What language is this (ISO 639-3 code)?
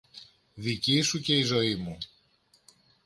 ell